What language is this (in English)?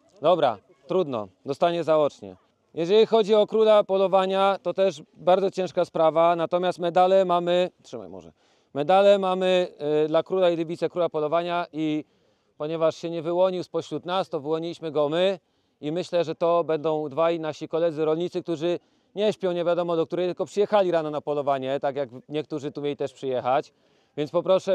Polish